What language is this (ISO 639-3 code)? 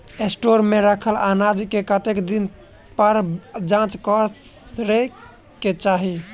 mai